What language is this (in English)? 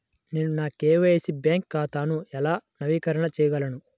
Telugu